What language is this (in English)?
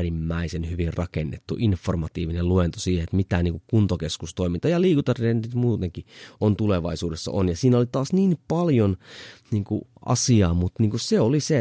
Finnish